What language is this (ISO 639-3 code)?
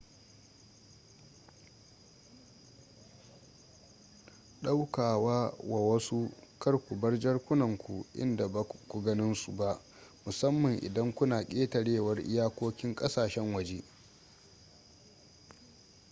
hau